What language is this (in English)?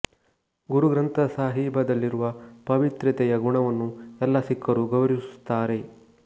Kannada